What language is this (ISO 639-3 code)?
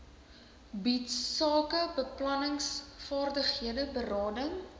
afr